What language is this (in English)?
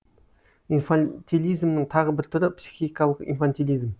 Kazakh